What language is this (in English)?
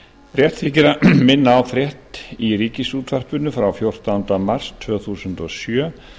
Icelandic